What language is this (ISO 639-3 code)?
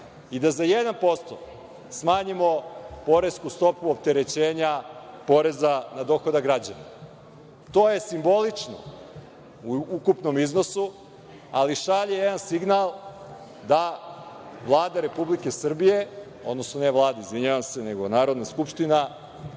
srp